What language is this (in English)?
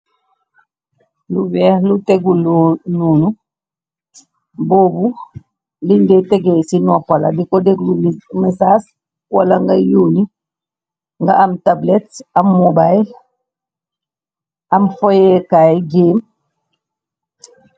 Wolof